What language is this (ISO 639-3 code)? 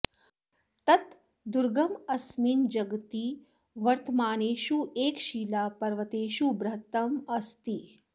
san